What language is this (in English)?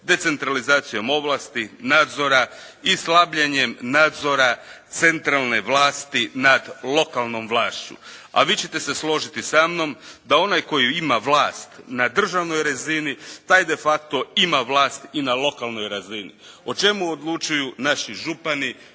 Croatian